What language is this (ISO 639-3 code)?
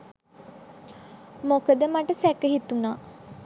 sin